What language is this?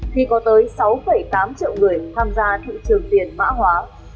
Vietnamese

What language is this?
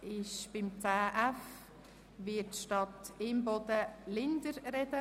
Swiss German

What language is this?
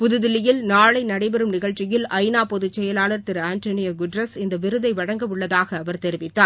Tamil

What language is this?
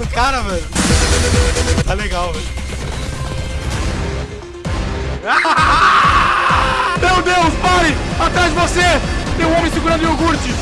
Portuguese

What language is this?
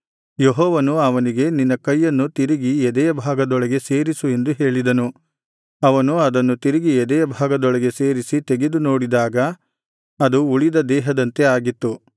Kannada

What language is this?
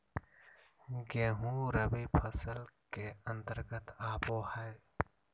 Magahi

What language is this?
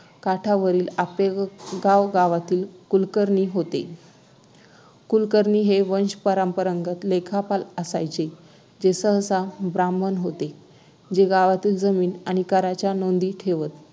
Marathi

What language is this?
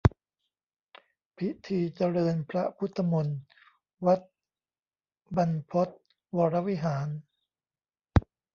Thai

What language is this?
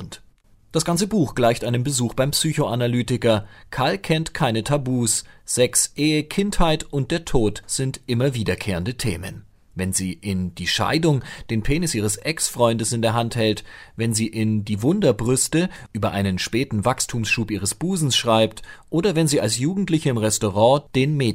German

